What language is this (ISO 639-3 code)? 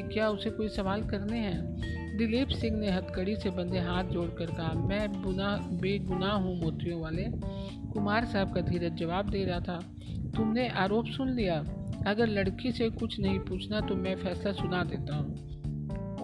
hin